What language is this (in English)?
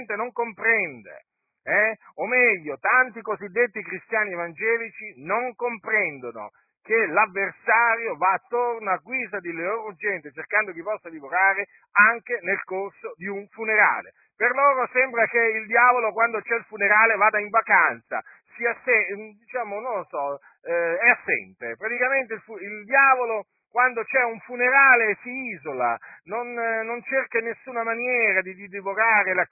Italian